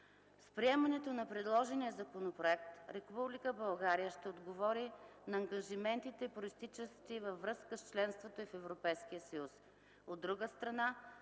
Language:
Bulgarian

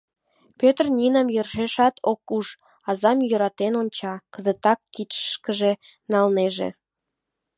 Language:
Mari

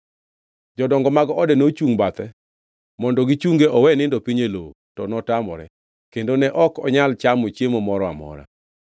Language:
Luo (Kenya and Tanzania)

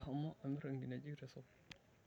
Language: Masai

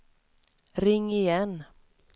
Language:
Swedish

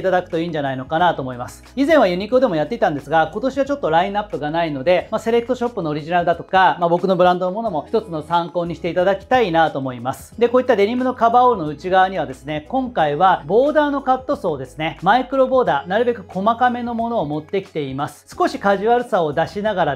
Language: Japanese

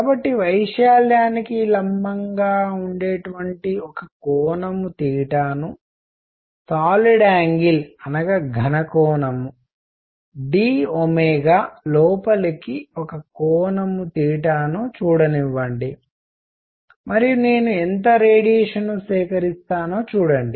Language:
Telugu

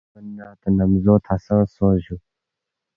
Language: Balti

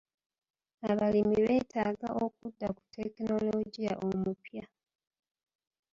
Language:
Ganda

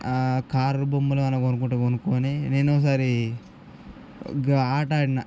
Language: Telugu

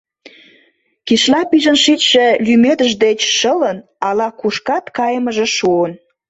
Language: Mari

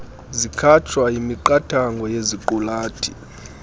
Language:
Xhosa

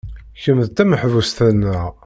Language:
Kabyle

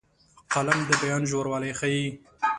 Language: Pashto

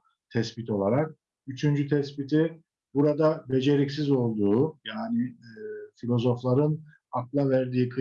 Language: Turkish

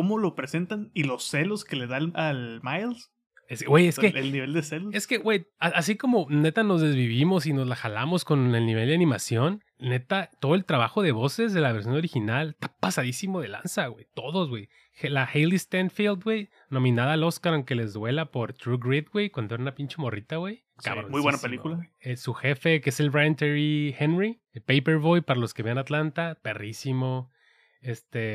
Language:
Spanish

